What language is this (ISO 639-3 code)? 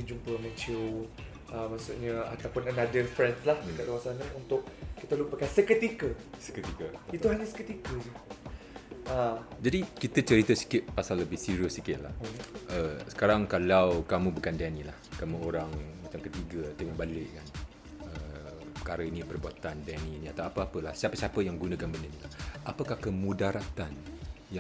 msa